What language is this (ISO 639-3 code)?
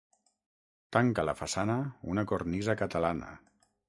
cat